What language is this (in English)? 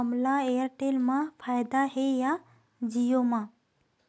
Chhattisgarhi